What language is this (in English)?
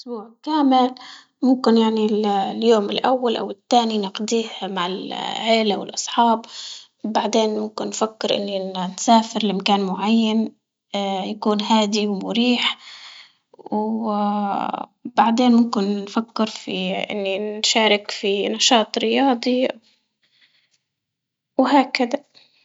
Libyan Arabic